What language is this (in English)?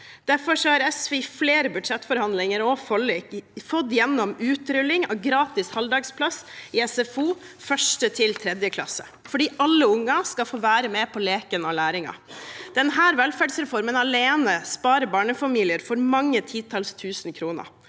Norwegian